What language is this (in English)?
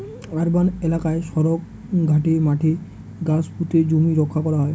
Bangla